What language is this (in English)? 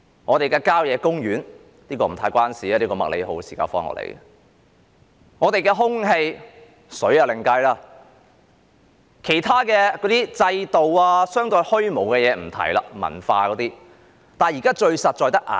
Cantonese